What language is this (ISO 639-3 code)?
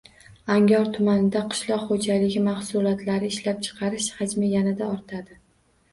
uzb